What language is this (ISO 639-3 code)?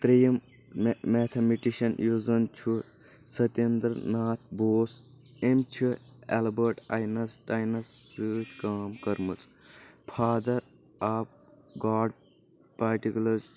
kas